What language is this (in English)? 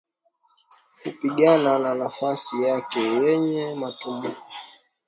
Swahili